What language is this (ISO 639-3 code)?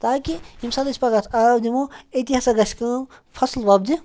kas